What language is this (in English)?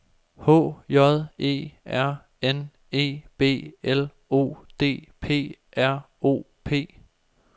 Danish